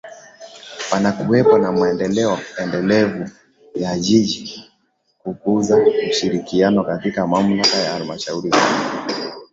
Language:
Swahili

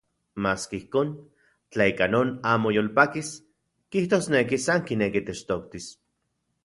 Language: Central Puebla Nahuatl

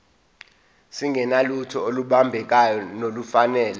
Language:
Zulu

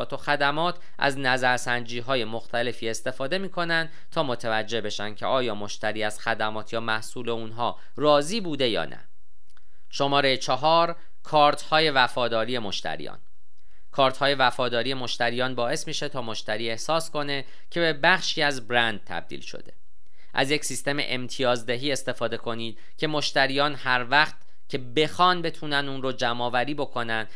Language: Persian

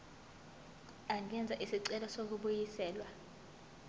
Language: Zulu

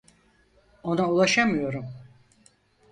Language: Turkish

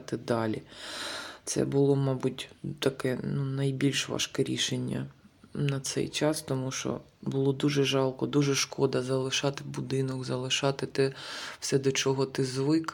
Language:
Ukrainian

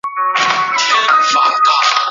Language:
Chinese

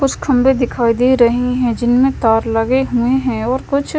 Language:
Hindi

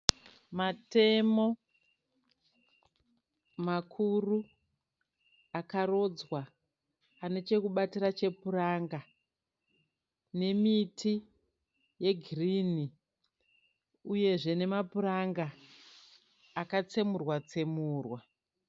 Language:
Shona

